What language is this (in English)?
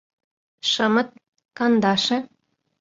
Mari